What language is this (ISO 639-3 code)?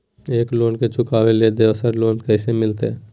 mag